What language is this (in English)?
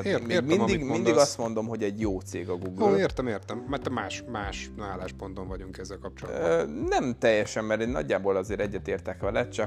Hungarian